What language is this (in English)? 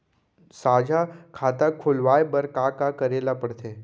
Chhattisgarhi